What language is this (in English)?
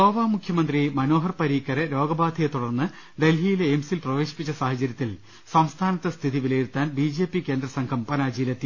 Malayalam